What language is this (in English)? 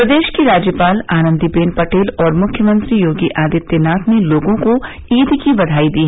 Hindi